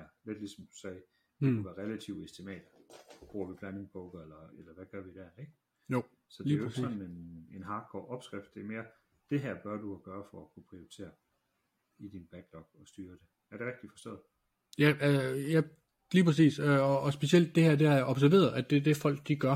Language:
Danish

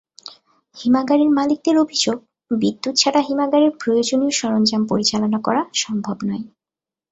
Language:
Bangla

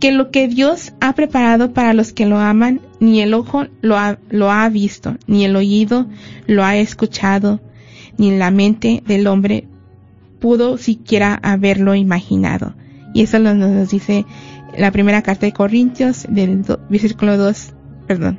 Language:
Spanish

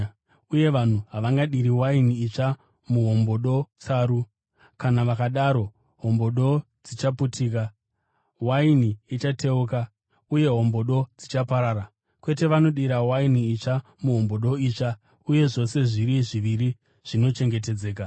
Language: Shona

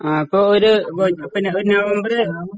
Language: Malayalam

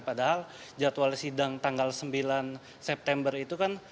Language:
Indonesian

